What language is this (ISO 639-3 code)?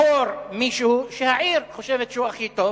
heb